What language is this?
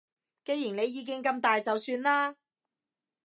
Cantonese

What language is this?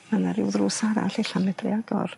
Welsh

